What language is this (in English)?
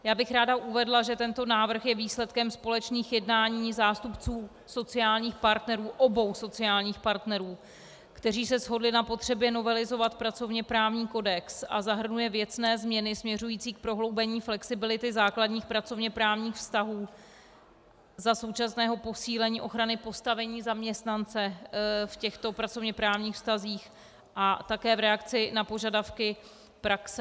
Czech